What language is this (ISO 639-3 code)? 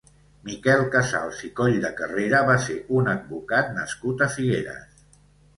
cat